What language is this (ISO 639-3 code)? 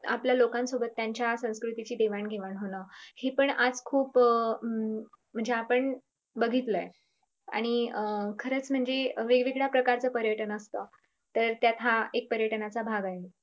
mar